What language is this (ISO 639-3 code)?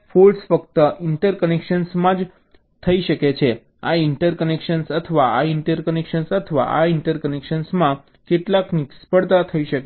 guj